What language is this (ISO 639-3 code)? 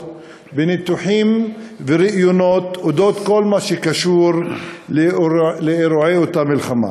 heb